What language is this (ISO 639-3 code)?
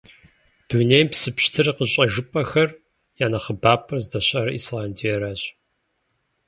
kbd